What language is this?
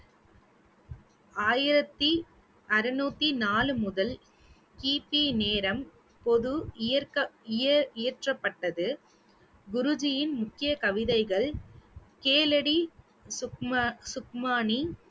Tamil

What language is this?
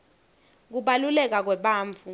Swati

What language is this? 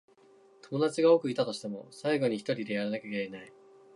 Japanese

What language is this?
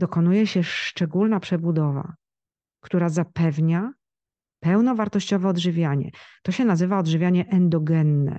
Polish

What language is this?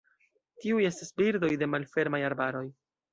Esperanto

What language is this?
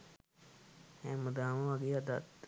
Sinhala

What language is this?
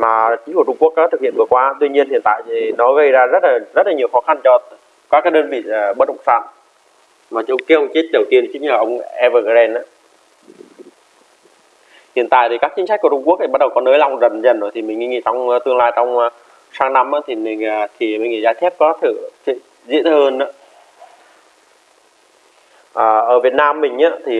Vietnamese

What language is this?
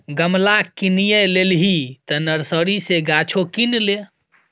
Maithili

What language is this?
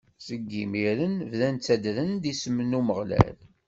Kabyle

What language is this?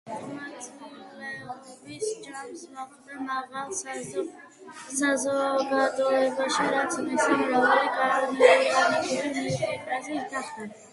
Georgian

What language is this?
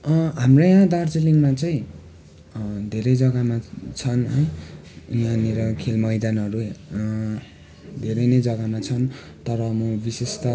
Nepali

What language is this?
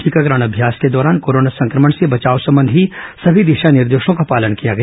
Hindi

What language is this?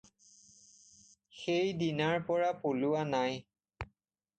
Assamese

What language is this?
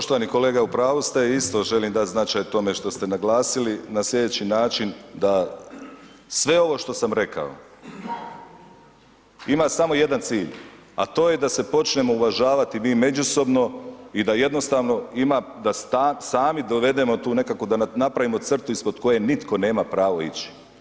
Croatian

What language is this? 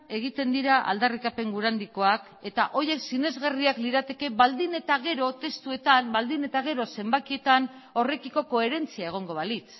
Basque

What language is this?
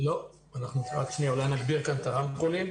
Hebrew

